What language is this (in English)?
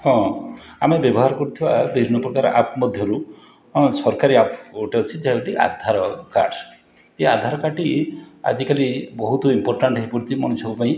Odia